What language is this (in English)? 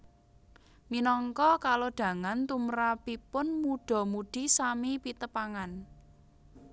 Javanese